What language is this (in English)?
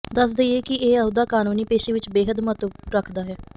Punjabi